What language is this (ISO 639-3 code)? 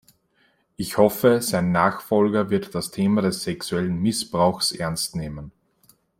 deu